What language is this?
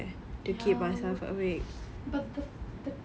English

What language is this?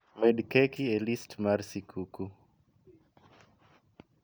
Luo (Kenya and Tanzania)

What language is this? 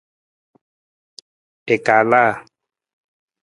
Nawdm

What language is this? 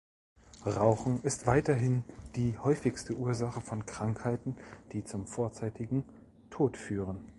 German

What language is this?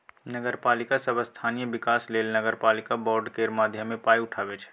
Maithili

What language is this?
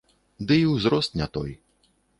Belarusian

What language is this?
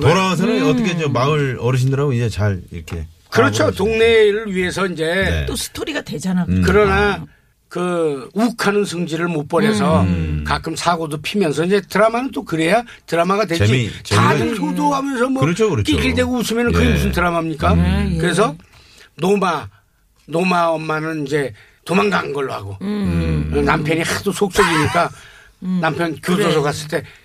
Korean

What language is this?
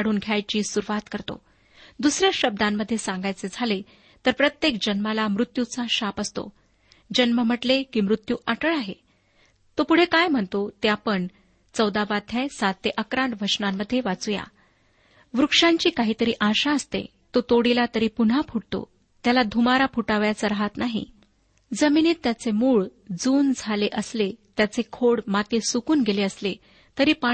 Marathi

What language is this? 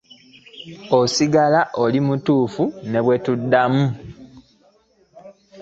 Ganda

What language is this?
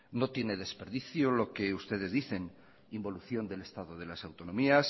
Spanish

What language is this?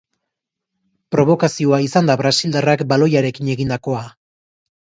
Basque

